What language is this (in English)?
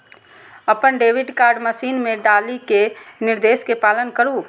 Maithili